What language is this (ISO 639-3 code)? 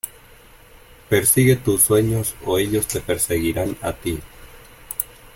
spa